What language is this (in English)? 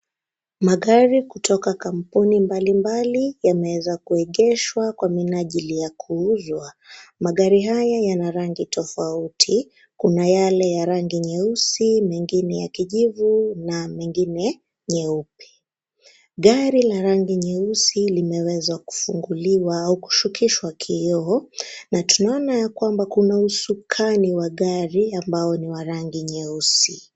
Swahili